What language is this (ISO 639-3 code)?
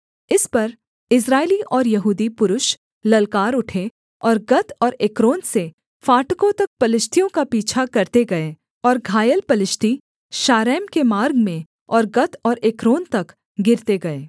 hin